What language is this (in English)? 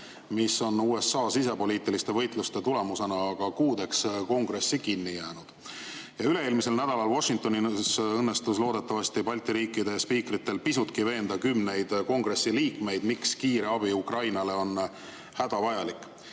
Estonian